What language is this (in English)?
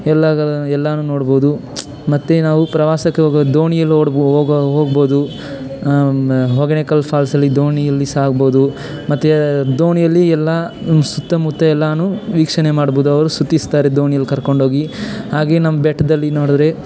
Kannada